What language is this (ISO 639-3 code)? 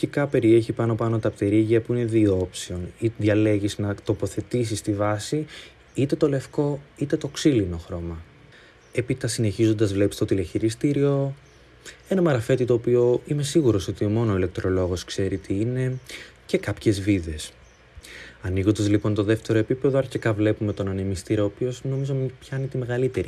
ell